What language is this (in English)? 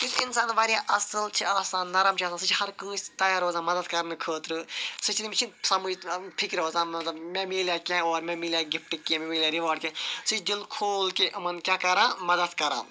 Kashmiri